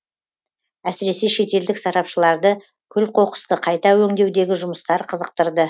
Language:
Kazakh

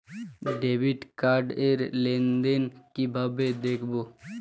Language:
Bangla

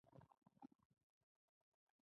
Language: Pashto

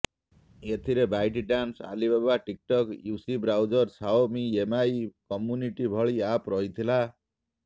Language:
Odia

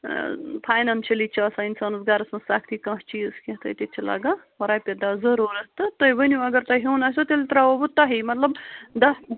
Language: Kashmiri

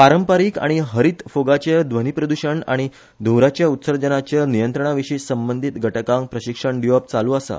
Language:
Konkani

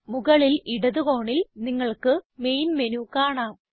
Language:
Malayalam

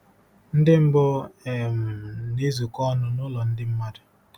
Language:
Igbo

